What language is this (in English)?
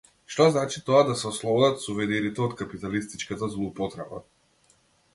Macedonian